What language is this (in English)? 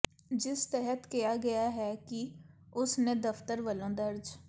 Punjabi